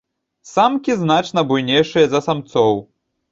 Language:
Belarusian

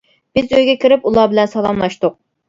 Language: Uyghur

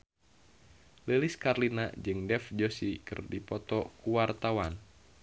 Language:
Sundanese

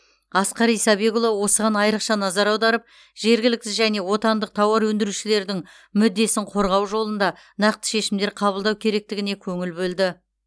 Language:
Kazakh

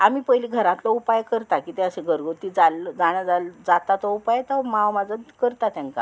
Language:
Konkani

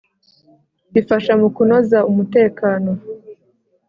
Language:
Kinyarwanda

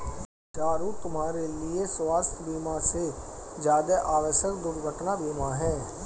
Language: Hindi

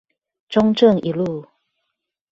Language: Chinese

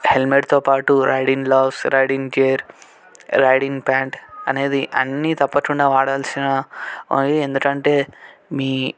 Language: Telugu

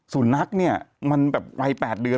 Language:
Thai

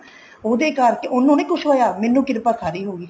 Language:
Punjabi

